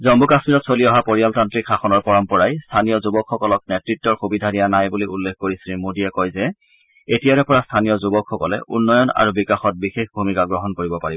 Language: Assamese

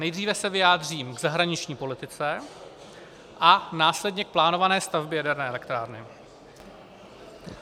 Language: Czech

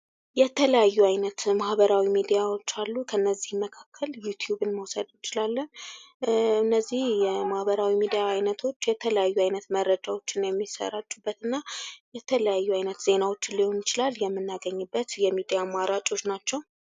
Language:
Amharic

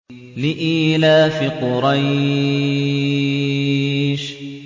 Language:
Arabic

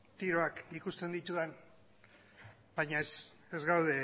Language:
Basque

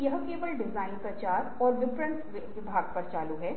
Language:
Hindi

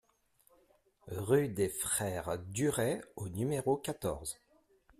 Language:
French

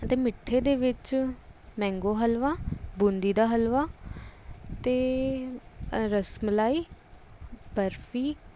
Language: Punjabi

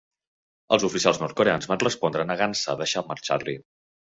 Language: Catalan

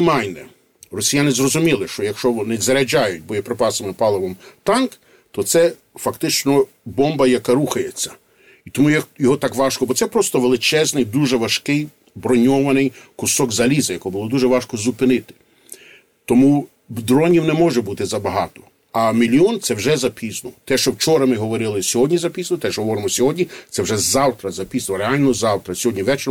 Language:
Ukrainian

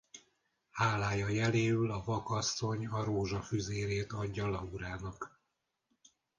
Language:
Hungarian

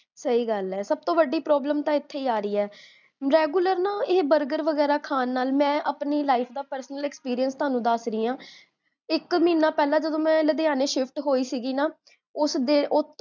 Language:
Punjabi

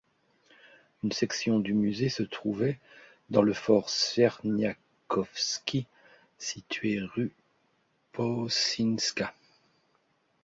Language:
French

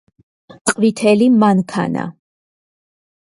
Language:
Georgian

